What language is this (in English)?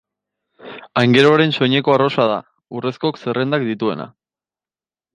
Basque